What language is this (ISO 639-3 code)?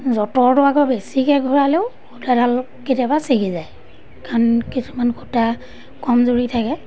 asm